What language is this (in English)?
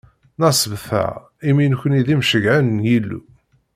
Kabyle